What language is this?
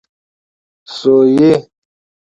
Pashto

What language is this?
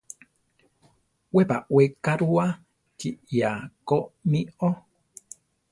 Central Tarahumara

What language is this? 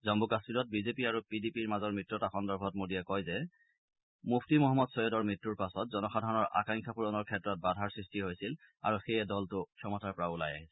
Assamese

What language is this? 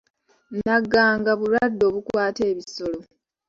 Ganda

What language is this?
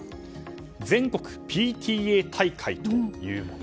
Japanese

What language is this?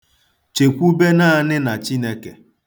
Igbo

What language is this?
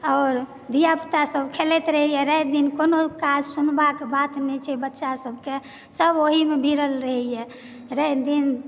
Maithili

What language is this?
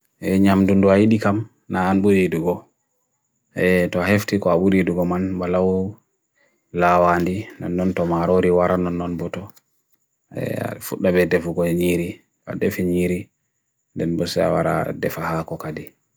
Bagirmi Fulfulde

